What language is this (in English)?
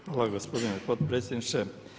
Croatian